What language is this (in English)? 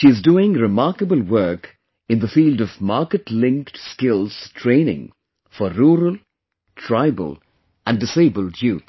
English